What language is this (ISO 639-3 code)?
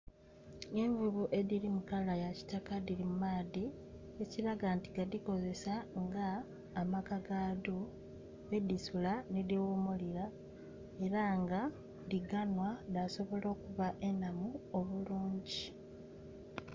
xog